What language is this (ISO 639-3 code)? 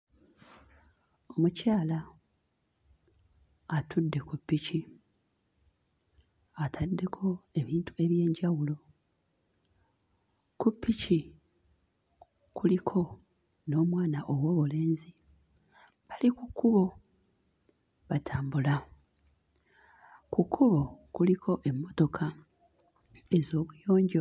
lug